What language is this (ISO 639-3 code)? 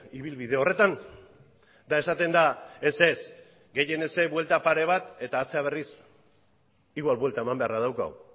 eus